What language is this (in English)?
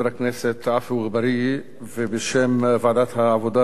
Hebrew